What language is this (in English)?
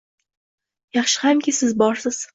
Uzbek